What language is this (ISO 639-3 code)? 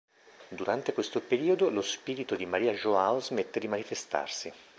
ita